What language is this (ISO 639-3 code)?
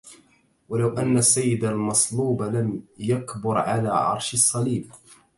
ara